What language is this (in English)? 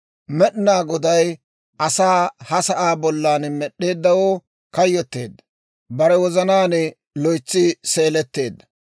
Dawro